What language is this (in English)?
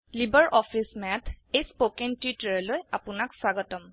Assamese